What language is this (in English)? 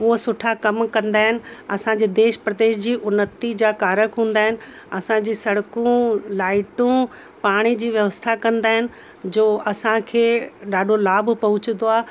Sindhi